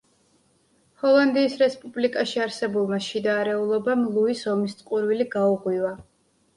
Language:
Georgian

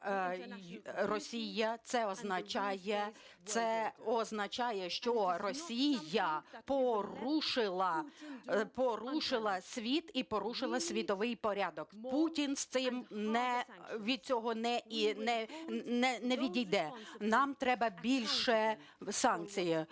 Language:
Ukrainian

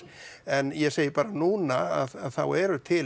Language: Icelandic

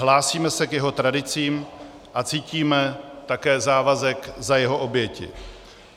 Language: Czech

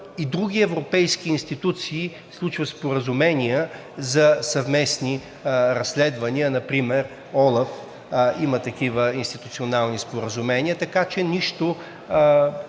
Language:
Bulgarian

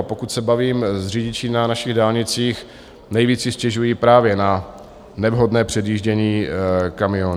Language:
Czech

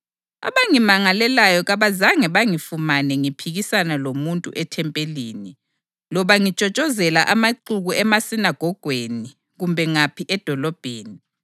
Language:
North Ndebele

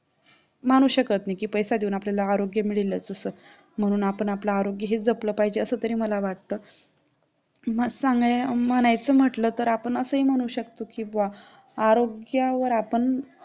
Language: Marathi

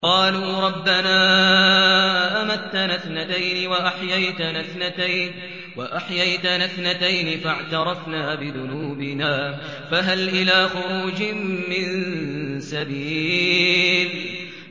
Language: Arabic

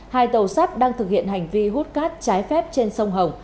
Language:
Vietnamese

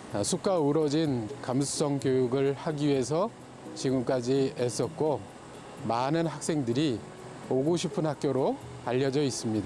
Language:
Korean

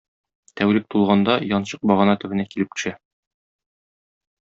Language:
Tatar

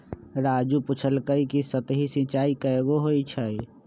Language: Magahi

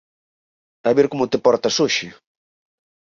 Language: Galician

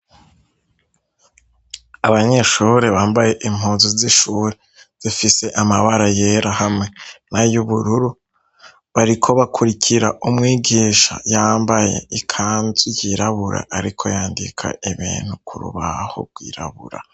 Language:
Rundi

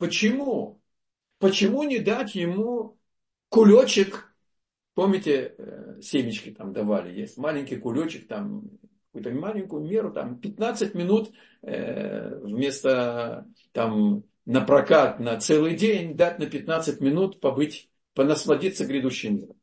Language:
Russian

